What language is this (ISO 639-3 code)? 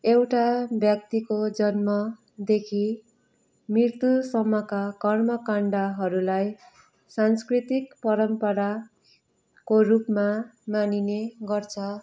nep